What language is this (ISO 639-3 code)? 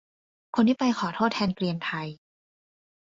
tha